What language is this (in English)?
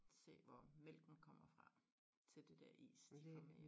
Danish